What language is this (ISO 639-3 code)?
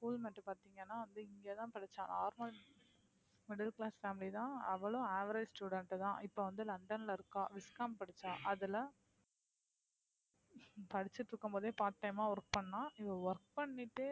tam